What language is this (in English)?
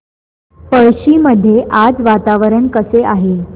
Marathi